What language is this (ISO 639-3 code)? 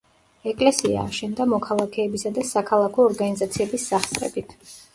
kat